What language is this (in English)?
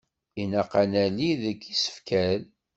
Kabyle